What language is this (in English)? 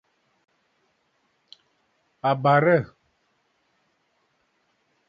Bafut